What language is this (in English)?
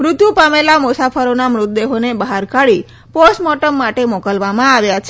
Gujarati